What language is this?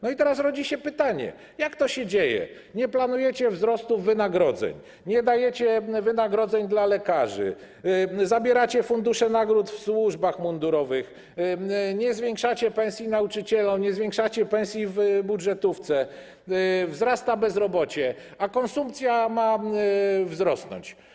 Polish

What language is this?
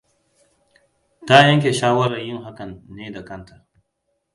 Hausa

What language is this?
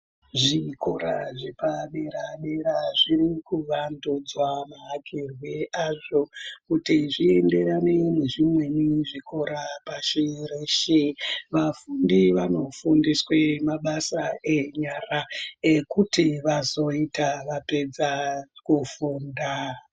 Ndau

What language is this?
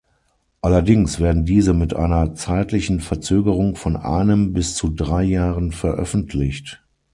German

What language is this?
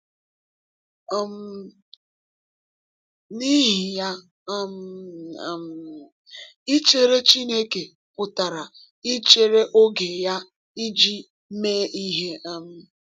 Igbo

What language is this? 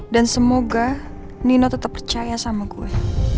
Indonesian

